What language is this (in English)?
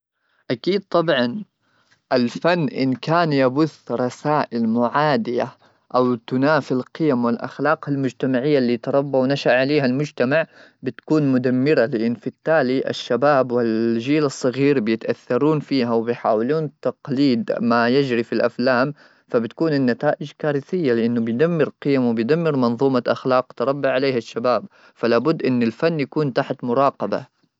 Gulf Arabic